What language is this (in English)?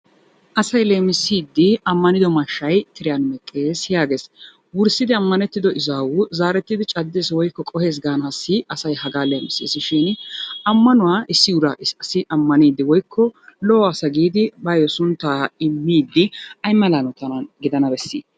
Wolaytta